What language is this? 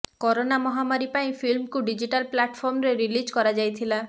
Odia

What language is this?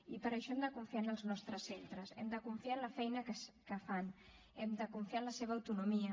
Catalan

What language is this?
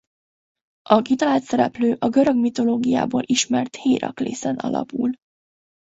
Hungarian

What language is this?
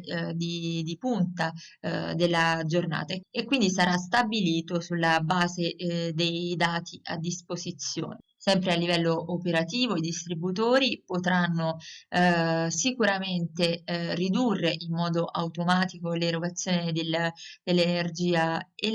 Italian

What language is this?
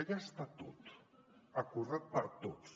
Catalan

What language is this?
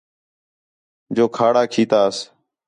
Khetrani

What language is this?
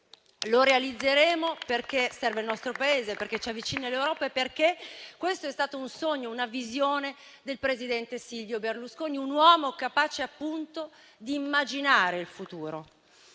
Italian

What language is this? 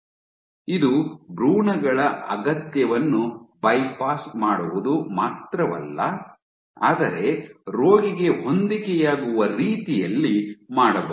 Kannada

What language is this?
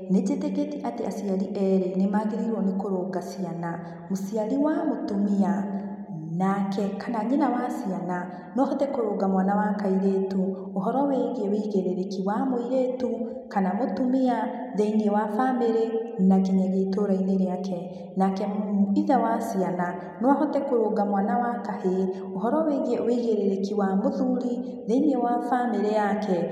Kikuyu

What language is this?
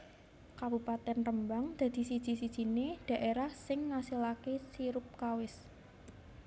Javanese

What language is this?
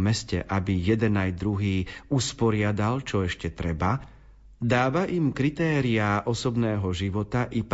Slovak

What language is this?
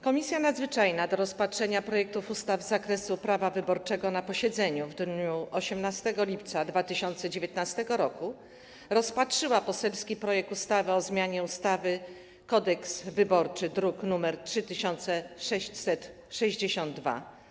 Polish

